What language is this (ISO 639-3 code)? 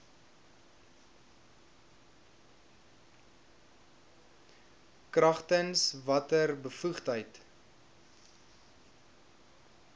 afr